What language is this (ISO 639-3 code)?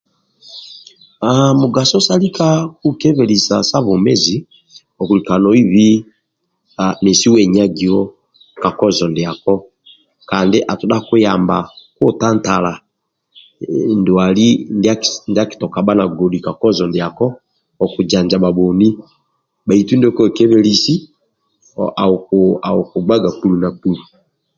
rwm